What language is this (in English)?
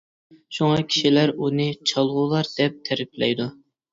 Uyghur